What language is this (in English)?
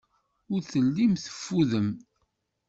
Kabyle